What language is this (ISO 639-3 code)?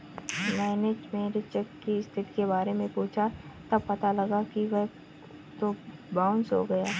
hin